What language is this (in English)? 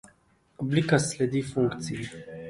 Slovenian